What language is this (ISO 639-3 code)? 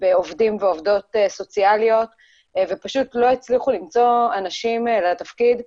heb